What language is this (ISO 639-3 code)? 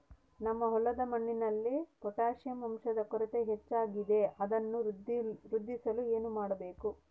kan